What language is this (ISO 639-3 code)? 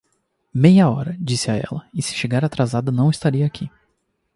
por